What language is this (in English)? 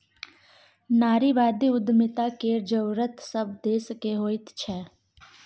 Maithili